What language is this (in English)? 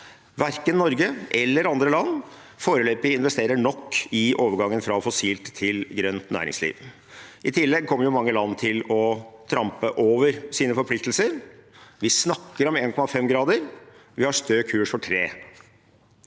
Norwegian